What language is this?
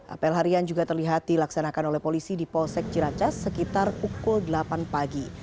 Indonesian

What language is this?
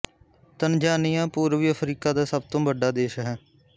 Punjabi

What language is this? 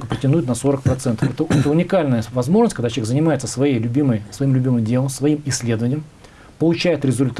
Russian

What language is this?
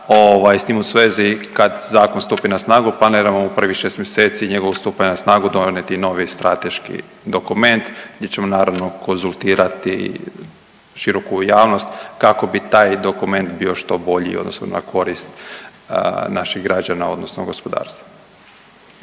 Croatian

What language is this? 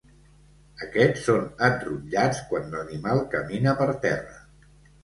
Catalan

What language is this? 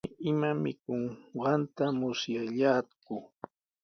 Sihuas Ancash Quechua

